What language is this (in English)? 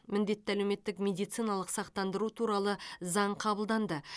Kazakh